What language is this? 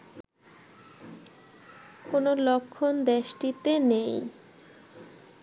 Bangla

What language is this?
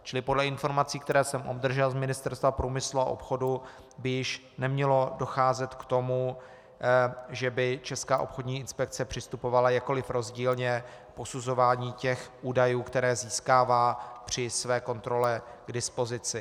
Czech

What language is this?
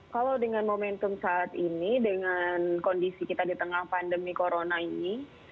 Indonesian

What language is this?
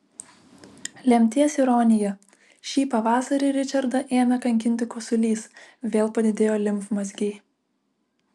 Lithuanian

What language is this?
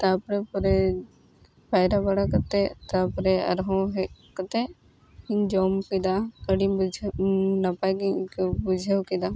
Santali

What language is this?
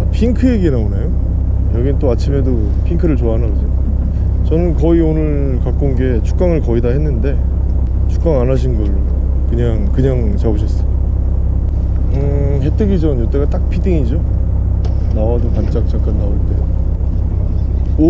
Korean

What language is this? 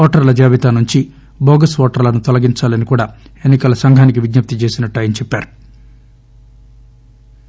Telugu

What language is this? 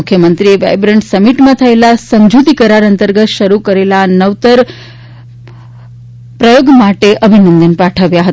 Gujarati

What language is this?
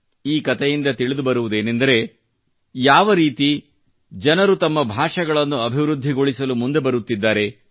Kannada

